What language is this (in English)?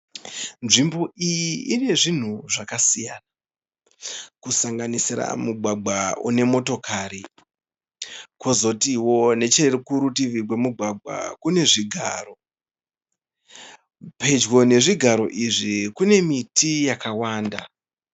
Shona